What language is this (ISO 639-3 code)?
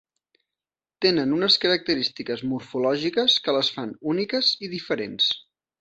cat